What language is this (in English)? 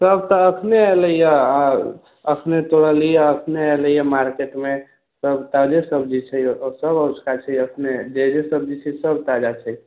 Maithili